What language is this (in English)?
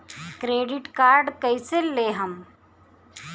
Bhojpuri